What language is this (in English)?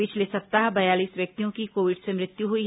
Hindi